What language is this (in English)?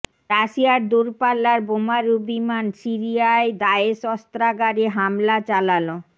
Bangla